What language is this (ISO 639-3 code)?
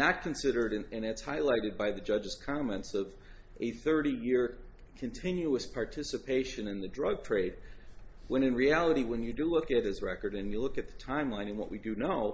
eng